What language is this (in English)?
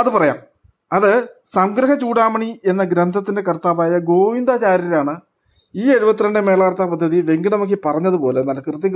Malayalam